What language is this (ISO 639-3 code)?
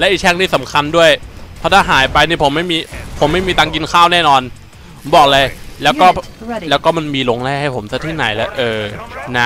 tha